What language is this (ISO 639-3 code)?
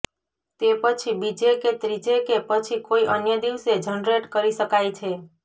guj